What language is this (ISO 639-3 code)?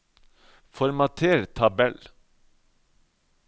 nor